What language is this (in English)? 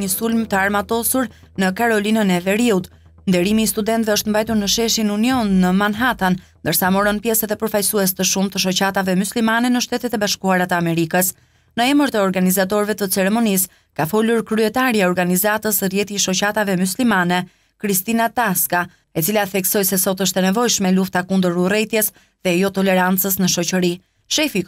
Romanian